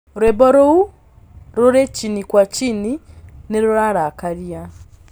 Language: Kikuyu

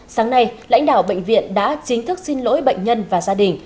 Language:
Vietnamese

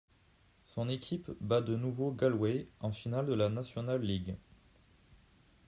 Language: French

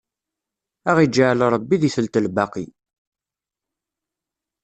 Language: Kabyle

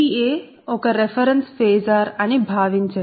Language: Telugu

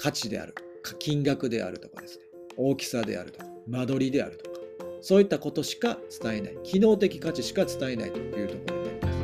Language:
Japanese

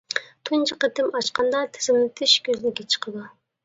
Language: Uyghur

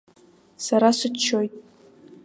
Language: Abkhazian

